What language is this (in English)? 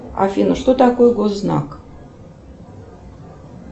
Russian